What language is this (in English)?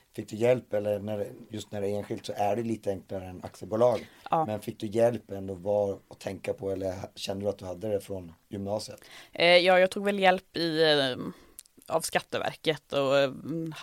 Swedish